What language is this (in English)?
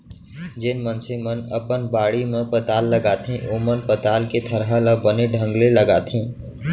Chhattisgarhi